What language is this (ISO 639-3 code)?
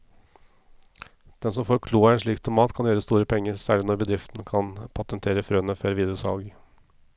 nor